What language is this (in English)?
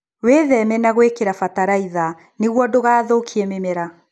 Kikuyu